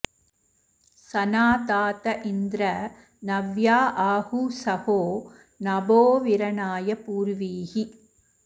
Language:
Sanskrit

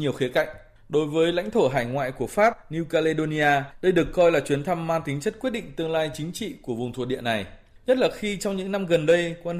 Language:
Vietnamese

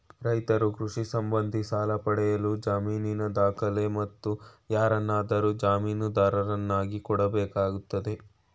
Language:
Kannada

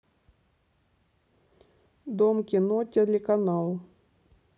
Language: Russian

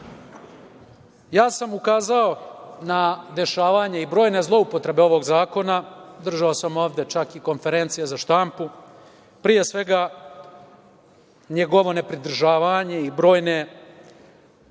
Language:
Serbian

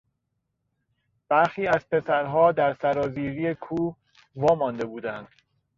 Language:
Persian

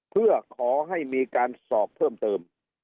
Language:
Thai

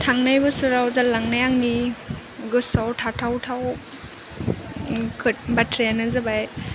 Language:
Bodo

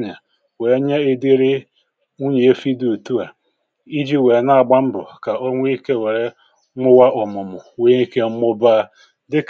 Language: Igbo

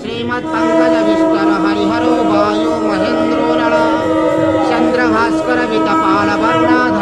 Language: Hindi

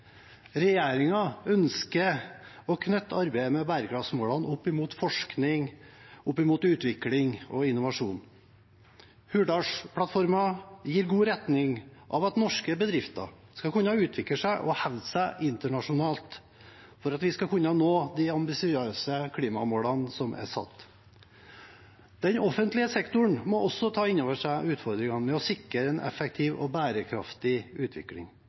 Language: Norwegian Bokmål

